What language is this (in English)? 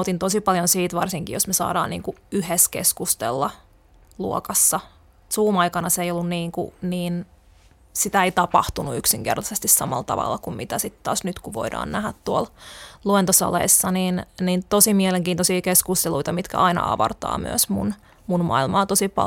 Finnish